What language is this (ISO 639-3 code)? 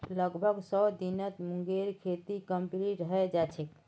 mag